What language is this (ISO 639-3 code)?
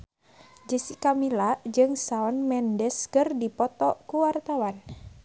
sun